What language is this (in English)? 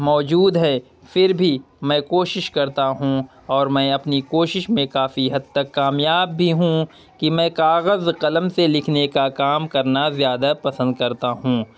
Urdu